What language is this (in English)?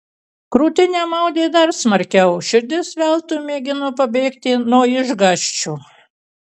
Lithuanian